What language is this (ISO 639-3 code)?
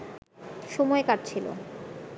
ben